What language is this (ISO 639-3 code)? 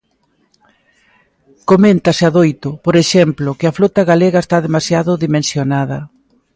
glg